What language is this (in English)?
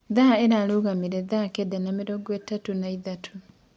Kikuyu